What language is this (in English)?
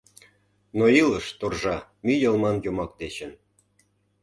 Mari